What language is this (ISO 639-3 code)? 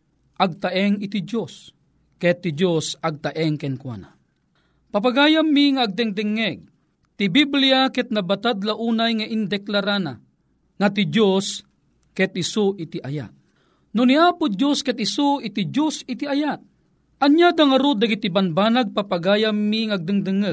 fil